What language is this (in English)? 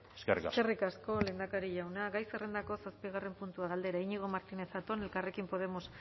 Basque